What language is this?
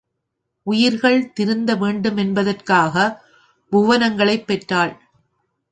Tamil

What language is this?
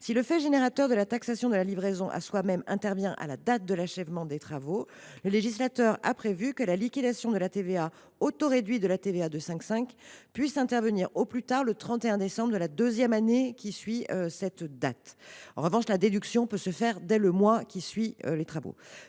French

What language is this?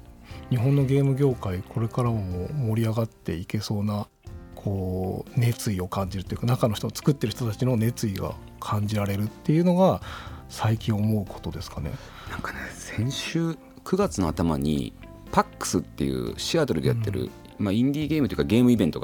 Japanese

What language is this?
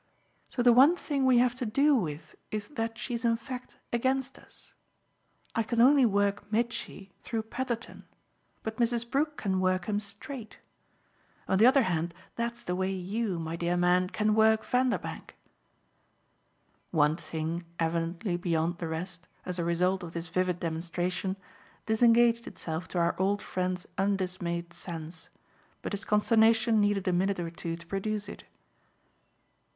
English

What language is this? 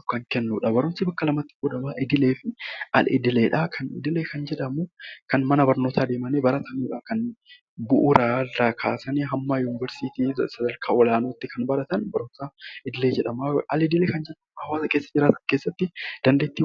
Oromo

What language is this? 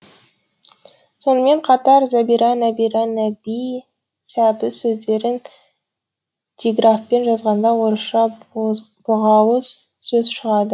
Kazakh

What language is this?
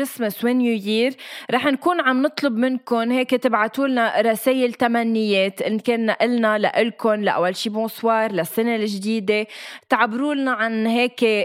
Arabic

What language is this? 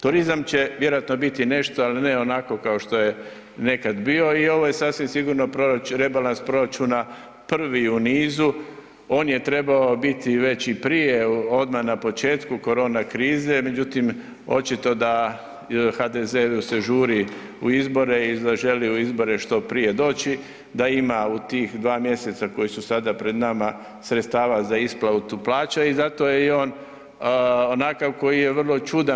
Croatian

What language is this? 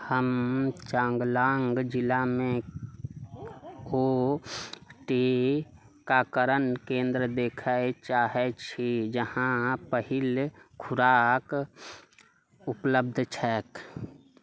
Maithili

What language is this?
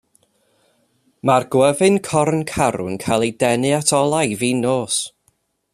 Welsh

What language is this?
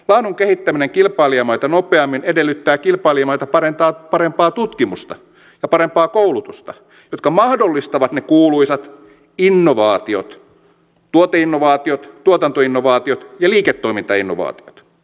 Finnish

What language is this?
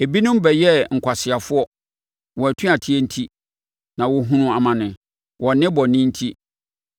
Akan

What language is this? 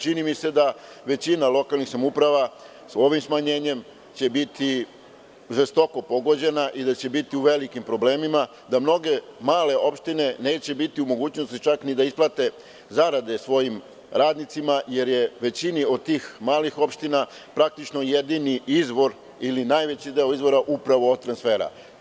Serbian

